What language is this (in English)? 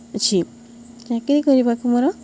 Odia